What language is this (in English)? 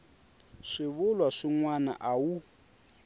Tsonga